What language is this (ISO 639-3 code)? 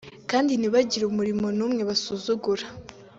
kin